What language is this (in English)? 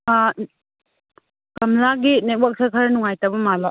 Manipuri